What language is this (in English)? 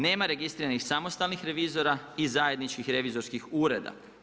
Croatian